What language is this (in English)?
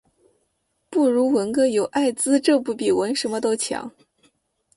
Chinese